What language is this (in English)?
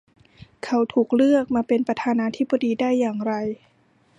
Thai